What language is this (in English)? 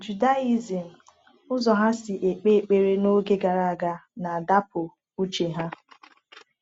Igbo